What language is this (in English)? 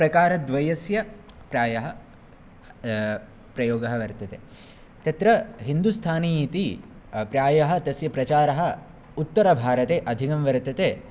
Sanskrit